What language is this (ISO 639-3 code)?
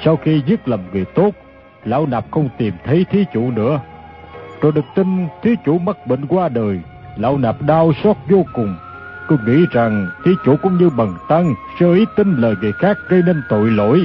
vie